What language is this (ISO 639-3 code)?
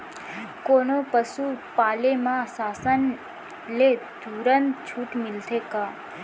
hne